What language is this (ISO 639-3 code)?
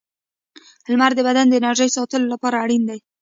pus